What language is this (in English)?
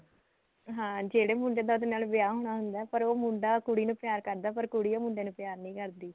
Punjabi